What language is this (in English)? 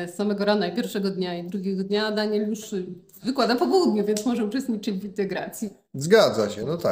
Polish